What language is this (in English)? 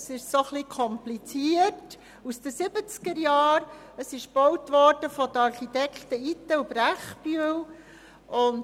Swiss German